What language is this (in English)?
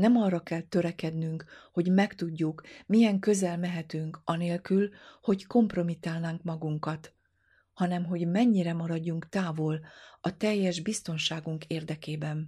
Hungarian